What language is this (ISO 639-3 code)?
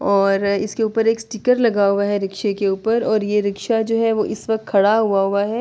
urd